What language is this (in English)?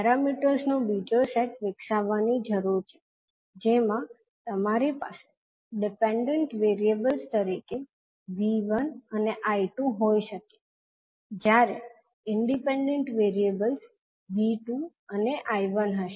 Gujarati